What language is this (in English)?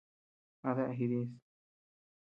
Tepeuxila Cuicatec